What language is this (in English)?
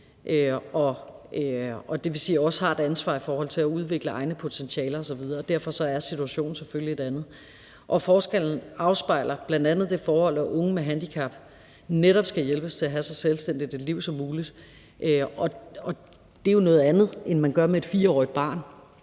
Danish